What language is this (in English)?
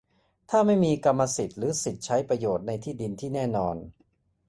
Thai